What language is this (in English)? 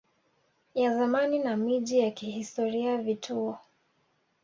Swahili